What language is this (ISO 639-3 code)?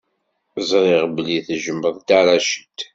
kab